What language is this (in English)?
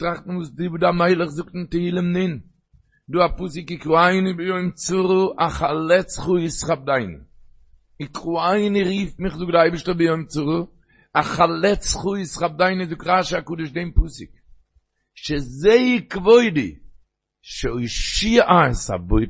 Hebrew